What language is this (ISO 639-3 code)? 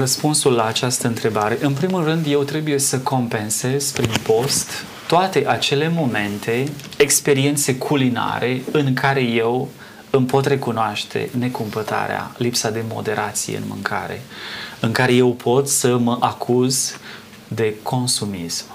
ron